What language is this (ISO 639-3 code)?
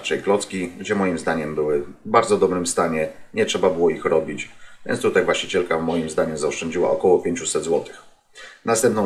pol